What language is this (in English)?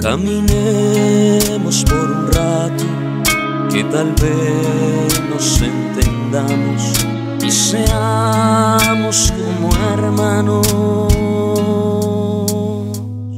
Romanian